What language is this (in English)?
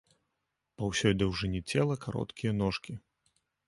Belarusian